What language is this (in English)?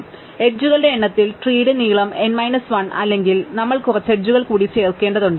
Malayalam